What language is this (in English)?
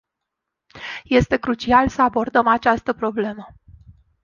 Romanian